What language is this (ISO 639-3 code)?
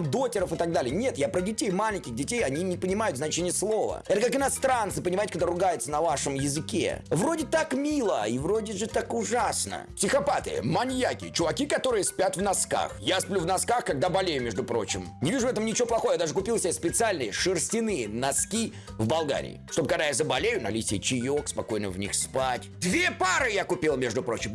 rus